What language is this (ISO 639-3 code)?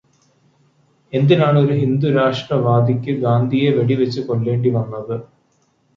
mal